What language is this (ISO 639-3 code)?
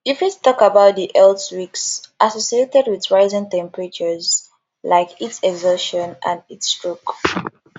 pcm